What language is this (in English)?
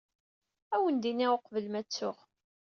Kabyle